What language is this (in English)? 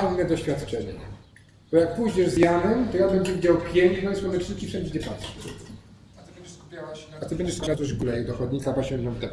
Polish